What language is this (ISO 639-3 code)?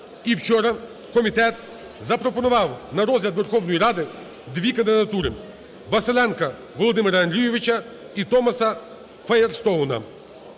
ukr